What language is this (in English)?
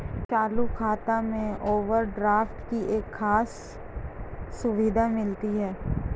Hindi